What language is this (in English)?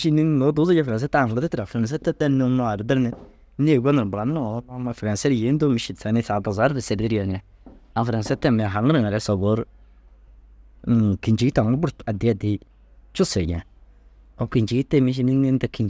Dazaga